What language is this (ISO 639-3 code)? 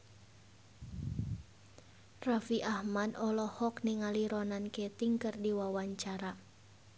sun